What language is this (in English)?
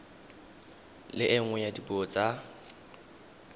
Tswana